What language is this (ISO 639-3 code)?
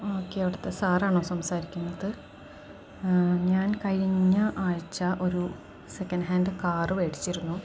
mal